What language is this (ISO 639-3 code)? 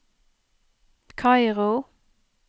nor